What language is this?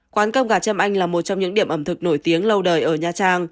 Vietnamese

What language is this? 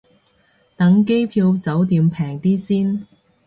Cantonese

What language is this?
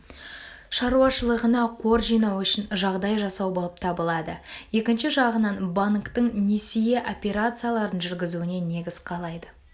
Kazakh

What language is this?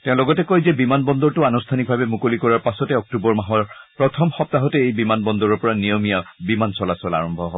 Assamese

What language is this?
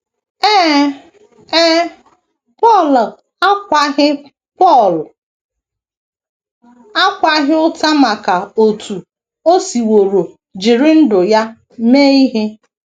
Igbo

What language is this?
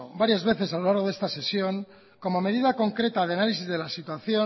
Spanish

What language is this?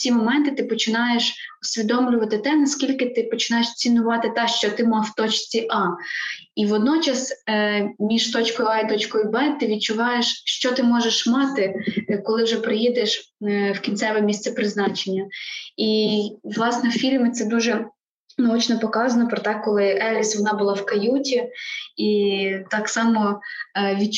Ukrainian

